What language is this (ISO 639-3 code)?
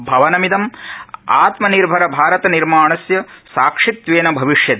san